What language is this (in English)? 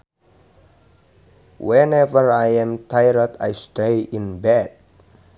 Sundanese